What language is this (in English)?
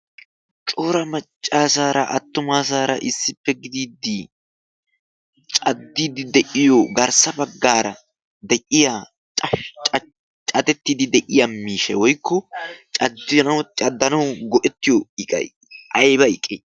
Wolaytta